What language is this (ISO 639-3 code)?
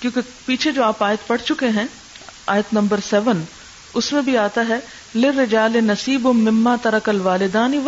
urd